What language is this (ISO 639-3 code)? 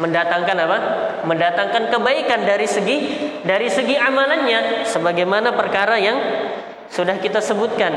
ind